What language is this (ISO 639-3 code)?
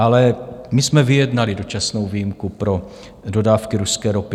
ces